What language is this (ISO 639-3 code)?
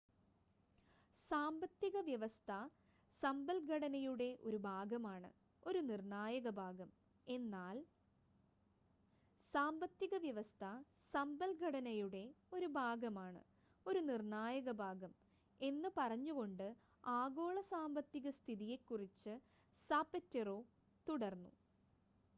mal